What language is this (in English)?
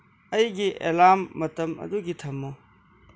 Manipuri